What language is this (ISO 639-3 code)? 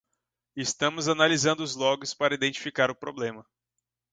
por